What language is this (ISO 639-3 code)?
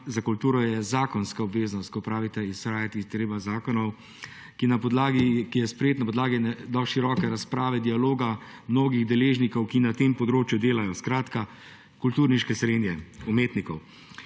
slv